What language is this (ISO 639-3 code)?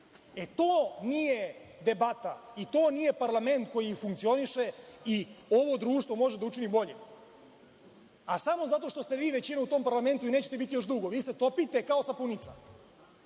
srp